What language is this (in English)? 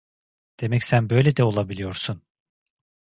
Turkish